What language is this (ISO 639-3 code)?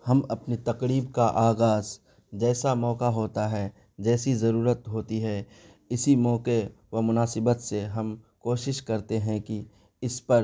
urd